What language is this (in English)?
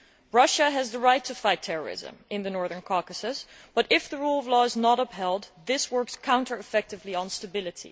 English